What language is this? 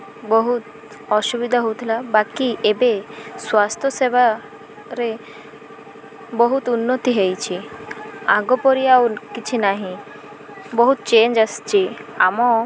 Odia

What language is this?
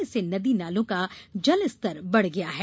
Hindi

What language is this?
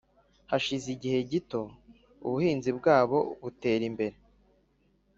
Kinyarwanda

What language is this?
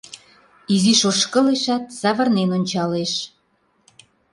Mari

